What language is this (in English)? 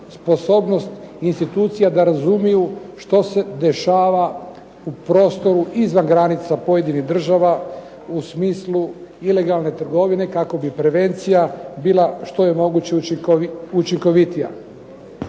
Croatian